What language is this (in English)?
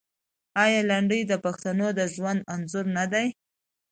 Pashto